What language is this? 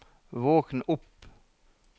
Norwegian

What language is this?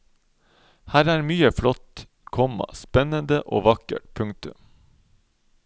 Norwegian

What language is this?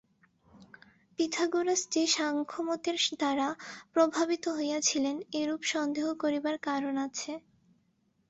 Bangla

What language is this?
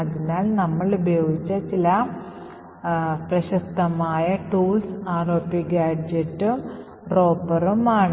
Malayalam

